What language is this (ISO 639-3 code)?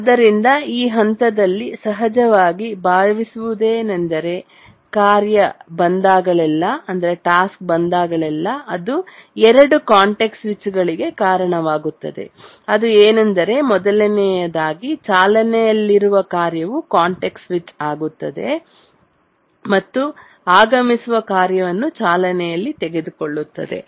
kan